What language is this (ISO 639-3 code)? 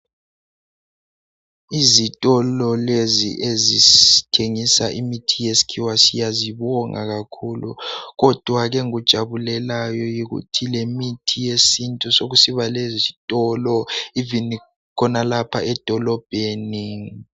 nde